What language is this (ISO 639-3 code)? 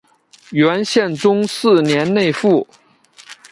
zho